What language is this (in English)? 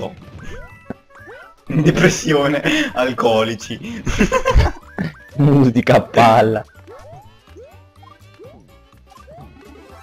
Italian